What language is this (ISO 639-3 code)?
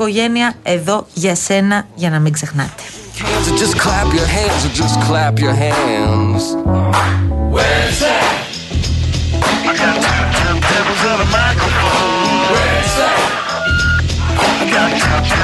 ell